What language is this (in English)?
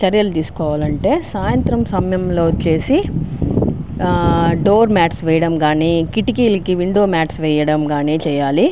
Telugu